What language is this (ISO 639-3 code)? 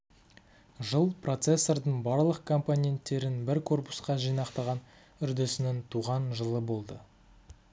kaz